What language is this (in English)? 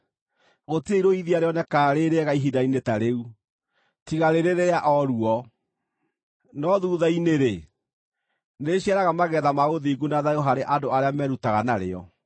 Kikuyu